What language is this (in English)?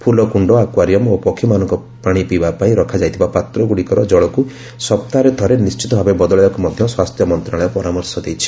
Odia